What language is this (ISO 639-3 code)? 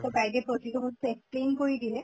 asm